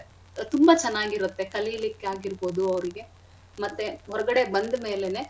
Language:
Kannada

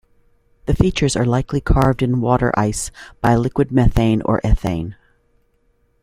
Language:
English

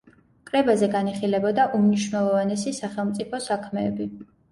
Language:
Georgian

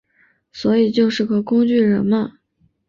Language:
Chinese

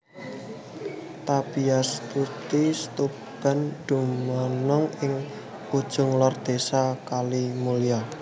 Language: Javanese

